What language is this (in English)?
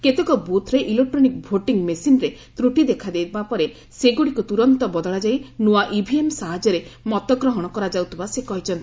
Odia